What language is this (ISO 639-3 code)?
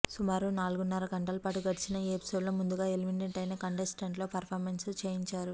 tel